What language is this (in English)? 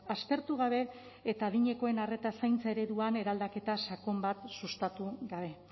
Basque